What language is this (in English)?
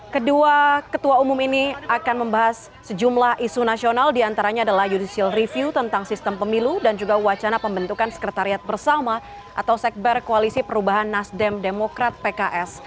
Indonesian